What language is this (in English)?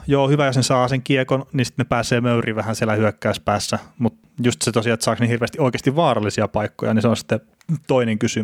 Finnish